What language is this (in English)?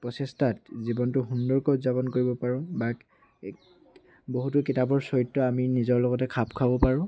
Assamese